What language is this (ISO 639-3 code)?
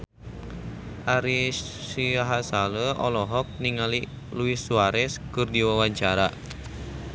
sun